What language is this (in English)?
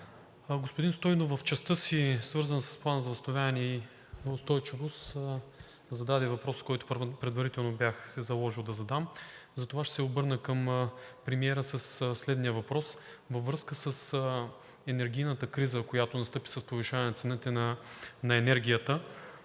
Bulgarian